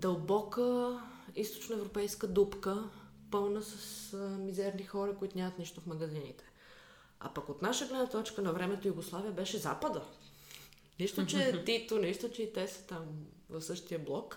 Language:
Bulgarian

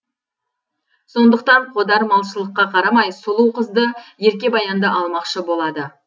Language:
Kazakh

